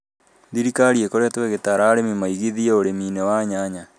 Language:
Kikuyu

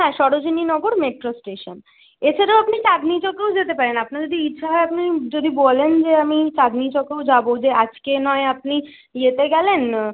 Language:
Bangla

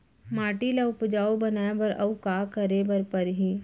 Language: Chhattisgarhi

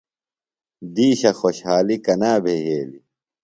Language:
Phalura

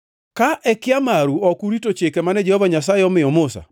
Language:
Luo (Kenya and Tanzania)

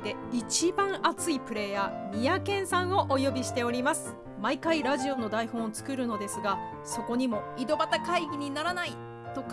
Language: Japanese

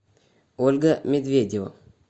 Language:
Russian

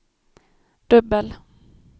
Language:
Swedish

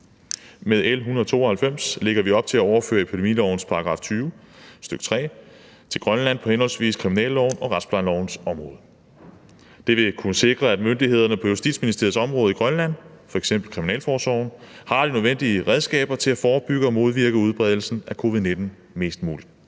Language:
Danish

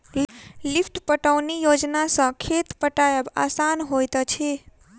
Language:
Maithili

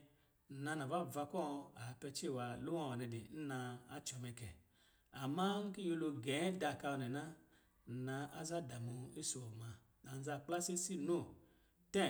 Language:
Lijili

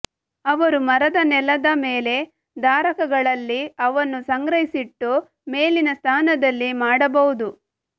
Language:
Kannada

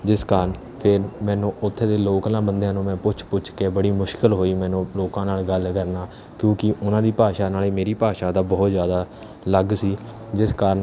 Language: Punjabi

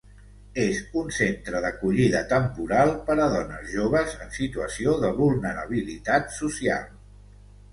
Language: Catalan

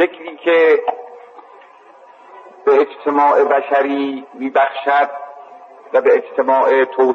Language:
Persian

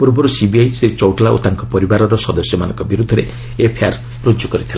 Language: Odia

